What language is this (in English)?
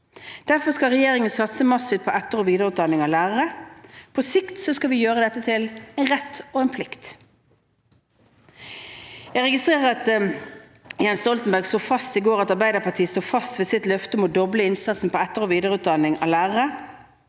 Norwegian